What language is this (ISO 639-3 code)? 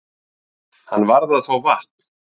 isl